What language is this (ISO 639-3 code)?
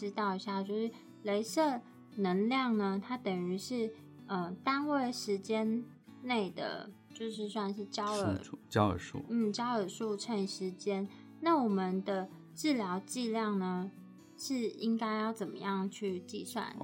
zho